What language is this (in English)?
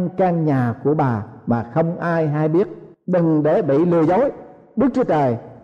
Vietnamese